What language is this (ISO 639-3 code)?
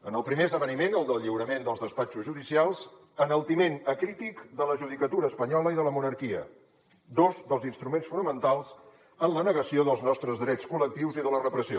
cat